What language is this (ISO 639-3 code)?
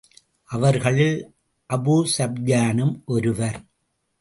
tam